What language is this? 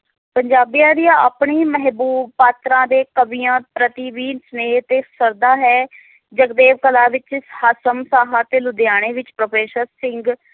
Punjabi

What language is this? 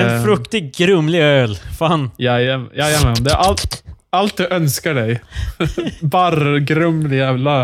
Swedish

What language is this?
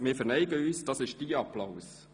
Swiss German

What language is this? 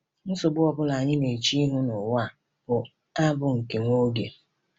Igbo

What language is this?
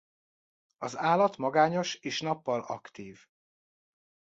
Hungarian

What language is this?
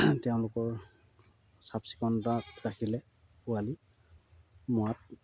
Assamese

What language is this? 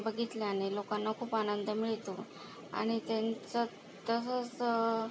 Marathi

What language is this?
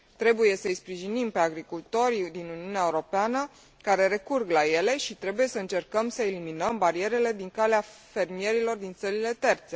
Romanian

